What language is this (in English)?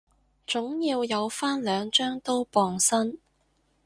Cantonese